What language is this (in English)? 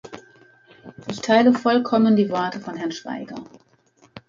German